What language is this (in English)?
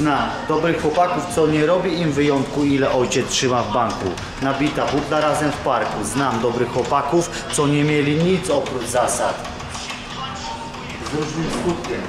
Polish